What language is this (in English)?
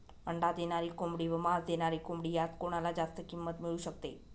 Marathi